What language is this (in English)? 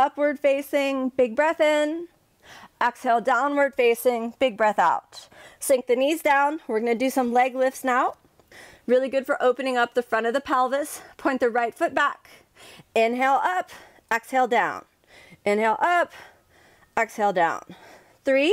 English